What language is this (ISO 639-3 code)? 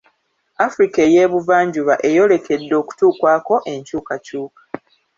lug